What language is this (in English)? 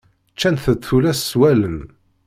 Kabyle